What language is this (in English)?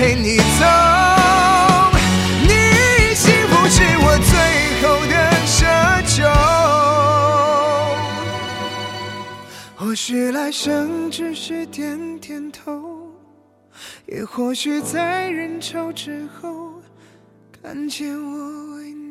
Chinese